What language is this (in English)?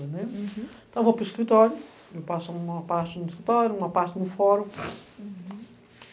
Portuguese